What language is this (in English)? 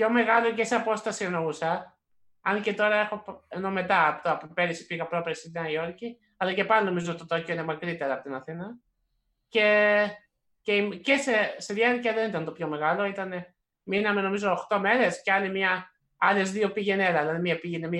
Greek